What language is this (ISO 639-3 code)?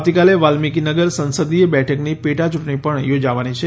guj